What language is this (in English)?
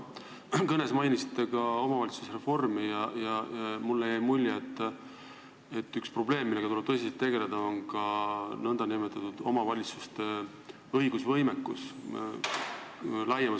Estonian